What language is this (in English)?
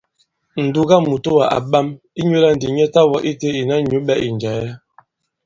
Bankon